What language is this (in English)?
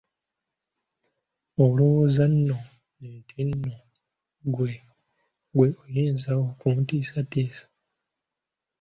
Ganda